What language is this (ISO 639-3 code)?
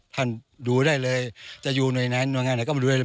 tha